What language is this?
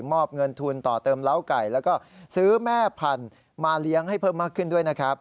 Thai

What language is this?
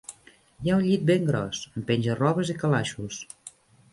Catalan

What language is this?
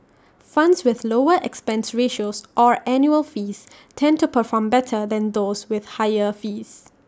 English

